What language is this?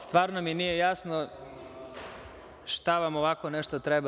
Serbian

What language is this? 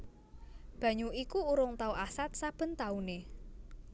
Javanese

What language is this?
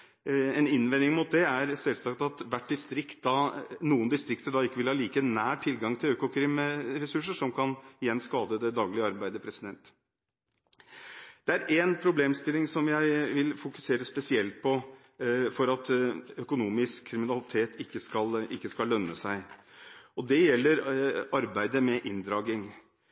Norwegian Bokmål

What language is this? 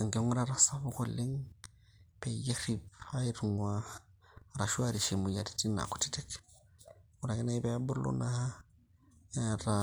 Masai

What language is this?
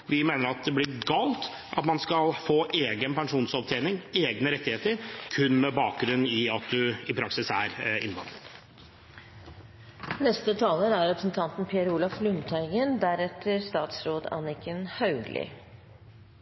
Norwegian Bokmål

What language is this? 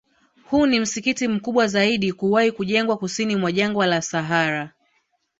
Swahili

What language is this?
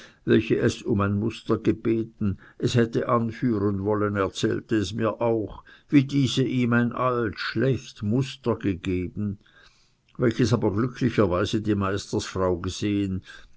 German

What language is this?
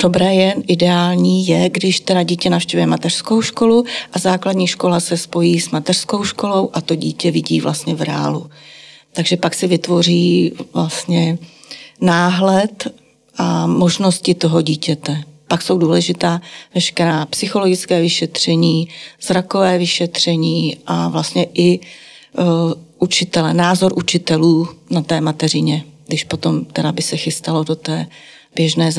Czech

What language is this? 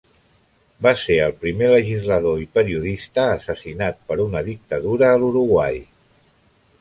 Catalan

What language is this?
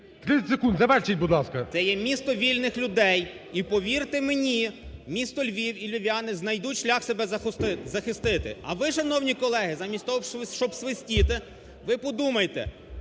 Ukrainian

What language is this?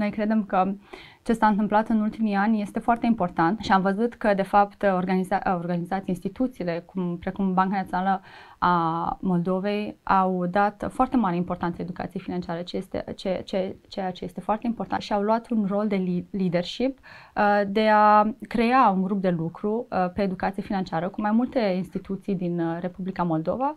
Romanian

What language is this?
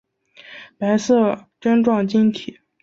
Chinese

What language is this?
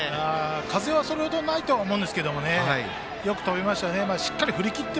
Japanese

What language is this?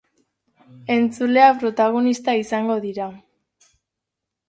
Basque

